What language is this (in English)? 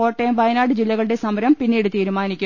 Malayalam